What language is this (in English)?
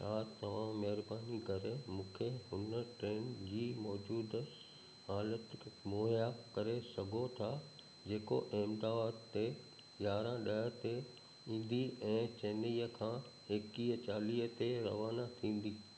Sindhi